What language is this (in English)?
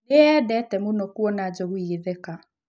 Kikuyu